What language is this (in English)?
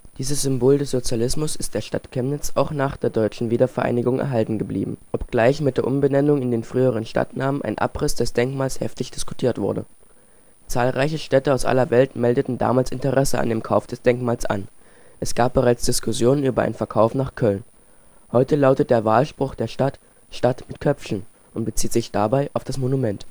German